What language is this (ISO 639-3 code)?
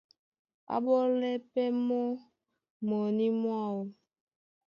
dua